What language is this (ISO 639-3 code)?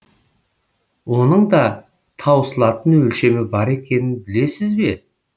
kaz